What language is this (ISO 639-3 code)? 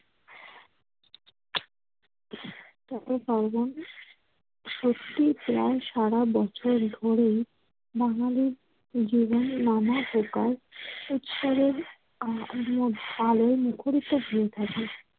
ben